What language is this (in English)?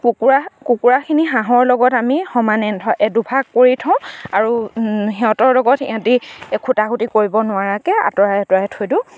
Assamese